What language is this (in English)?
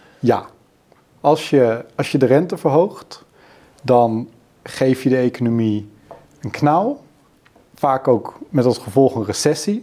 Dutch